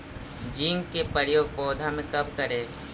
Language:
Magahi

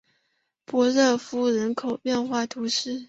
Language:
Chinese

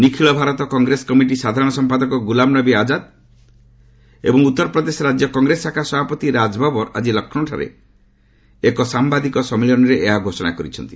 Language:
Odia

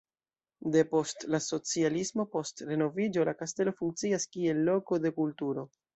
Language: Esperanto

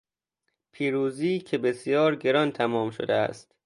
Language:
Persian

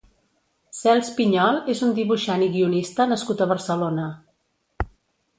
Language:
Catalan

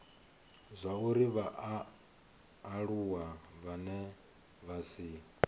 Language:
Venda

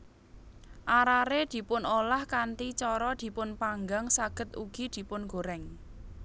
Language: Javanese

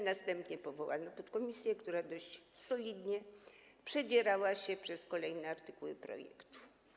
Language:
Polish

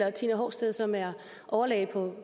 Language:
Danish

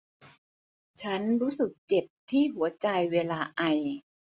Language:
Thai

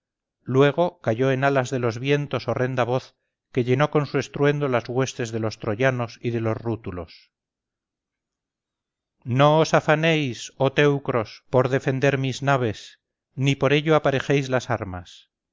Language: Spanish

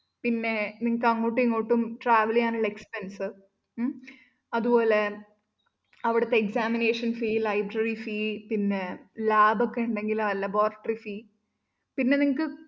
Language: Malayalam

